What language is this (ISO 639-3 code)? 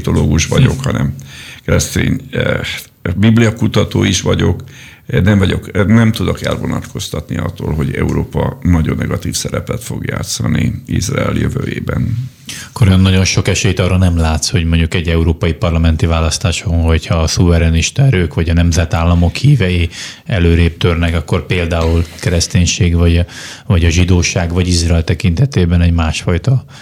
hun